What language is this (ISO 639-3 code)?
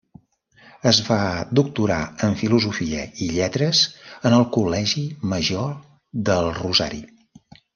cat